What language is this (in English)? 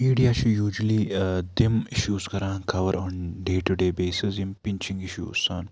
Kashmiri